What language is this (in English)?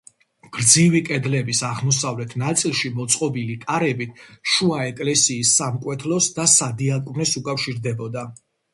Georgian